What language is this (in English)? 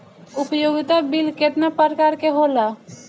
Bhojpuri